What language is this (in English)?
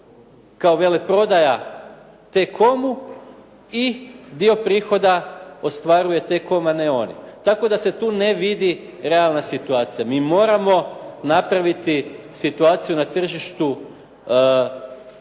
Croatian